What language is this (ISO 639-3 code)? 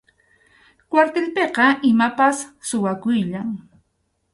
qxu